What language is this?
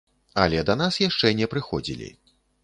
Belarusian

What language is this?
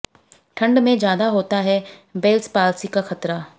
Hindi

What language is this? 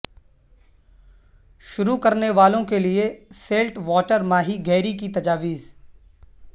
Urdu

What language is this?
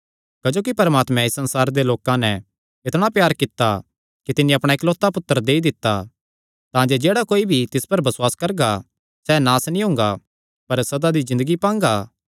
Kangri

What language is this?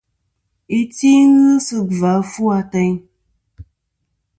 Kom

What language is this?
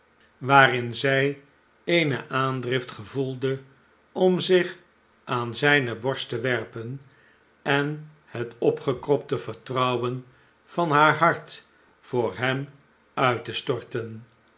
Dutch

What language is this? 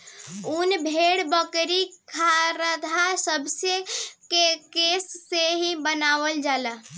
Bhojpuri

